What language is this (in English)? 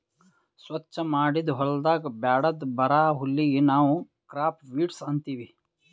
Kannada